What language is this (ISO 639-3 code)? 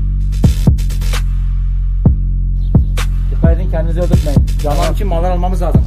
tur